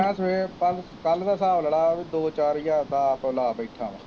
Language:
Punjabi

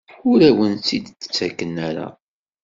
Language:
Kabyle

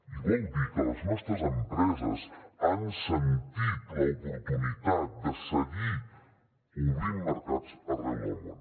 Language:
Catalan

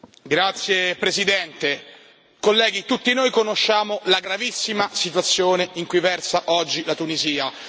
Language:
Italian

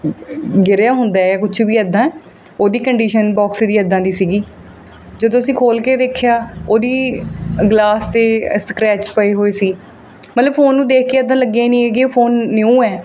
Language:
Punjabi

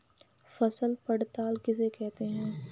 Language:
Hindi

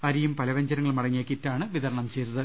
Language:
Malayalam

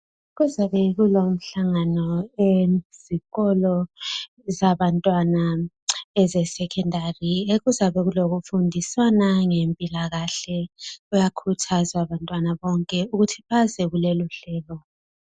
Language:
North Ndebele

